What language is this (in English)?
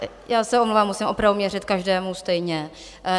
Czech